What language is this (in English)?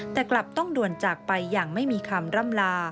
Thai